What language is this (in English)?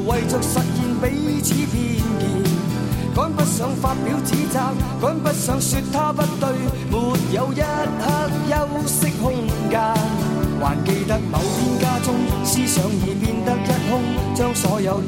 Chinese